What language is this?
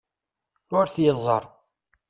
Kabyle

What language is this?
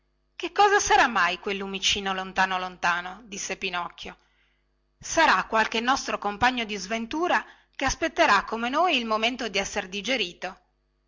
Italian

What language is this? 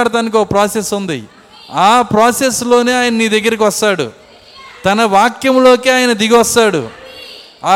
Telugu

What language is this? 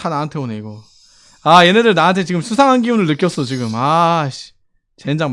Korean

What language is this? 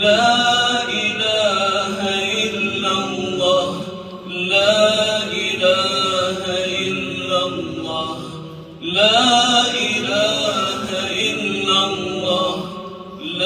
Arabic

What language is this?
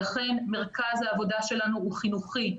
Hebrew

